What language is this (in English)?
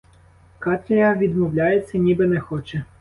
Ukrainian